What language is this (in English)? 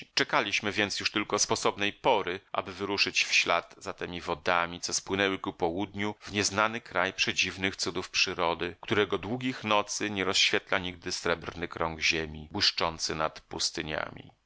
Polish